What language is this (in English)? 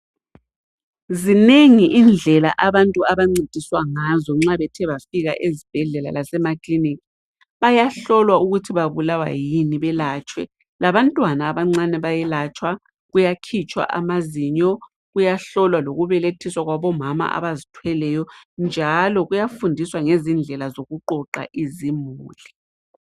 North Ndebele